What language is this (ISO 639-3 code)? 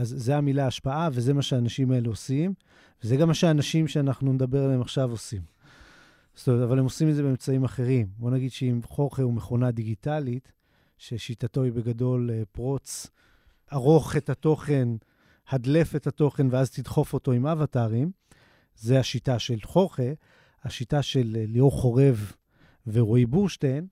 heb